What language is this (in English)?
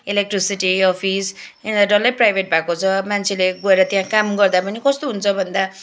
Nepali